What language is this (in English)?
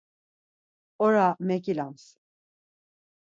Laz